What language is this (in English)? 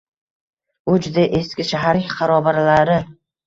Uzbek